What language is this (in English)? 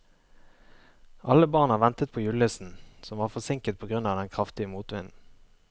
Norwegian